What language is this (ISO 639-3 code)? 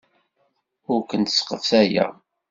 kab